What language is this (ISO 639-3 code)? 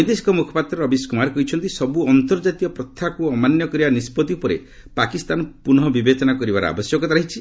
ori